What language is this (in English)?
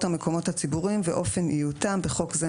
Hebrew